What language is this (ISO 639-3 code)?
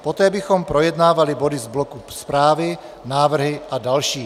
ces